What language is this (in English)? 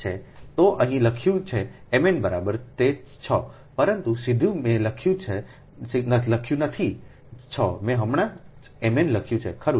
Gujarati